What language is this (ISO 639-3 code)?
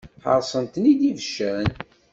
kab